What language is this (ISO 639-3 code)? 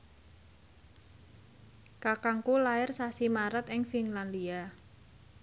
jav